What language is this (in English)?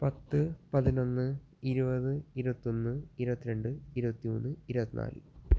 Malayalam